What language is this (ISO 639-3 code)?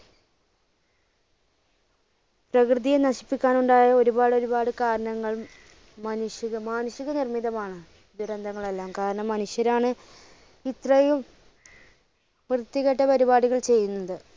mal